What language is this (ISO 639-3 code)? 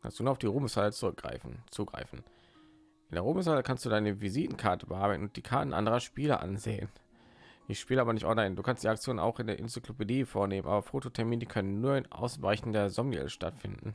deu